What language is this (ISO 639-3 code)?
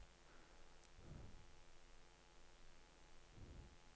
nor